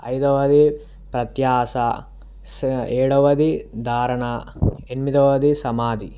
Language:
Telugu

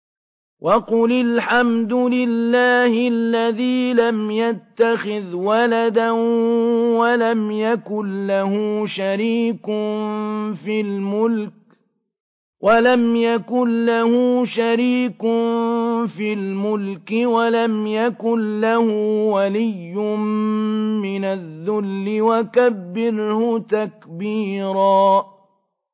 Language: Arabic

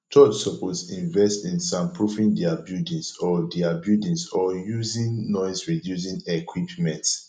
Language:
Nigerian Pidgin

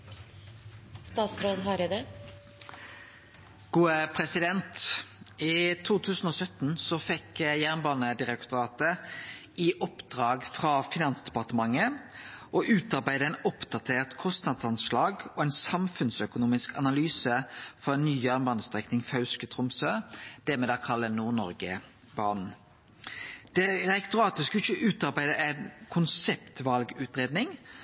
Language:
Norwegian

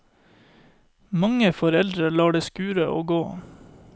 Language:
Norwegian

